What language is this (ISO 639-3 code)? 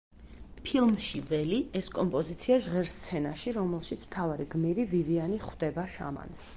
kat